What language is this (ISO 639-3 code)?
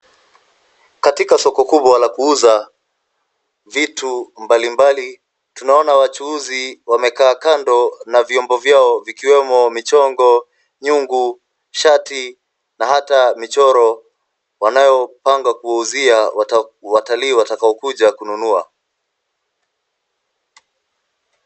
swa